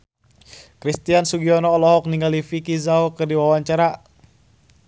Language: Sundanese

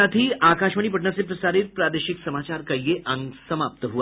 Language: Hindi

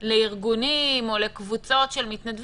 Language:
Hebrew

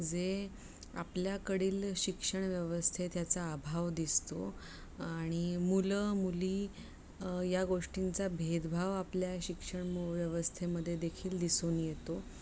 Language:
Marathi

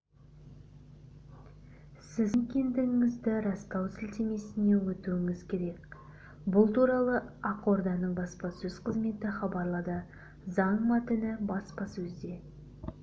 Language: Kazakh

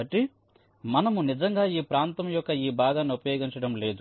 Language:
Telugu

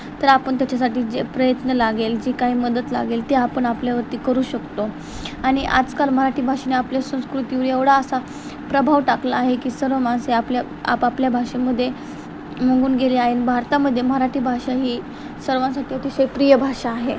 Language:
Marathi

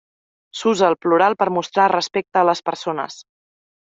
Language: Catalan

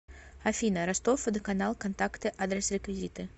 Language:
Russian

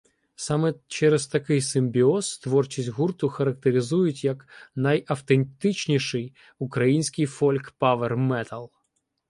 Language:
Ukrainian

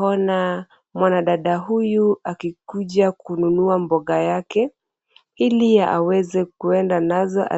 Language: Swahili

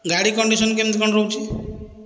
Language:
Odia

